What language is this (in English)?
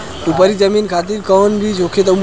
Bhojpuri